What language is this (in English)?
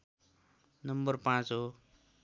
Nepali